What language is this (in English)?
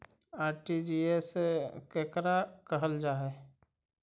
Magahi